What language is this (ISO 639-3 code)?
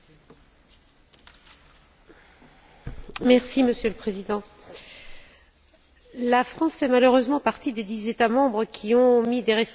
fra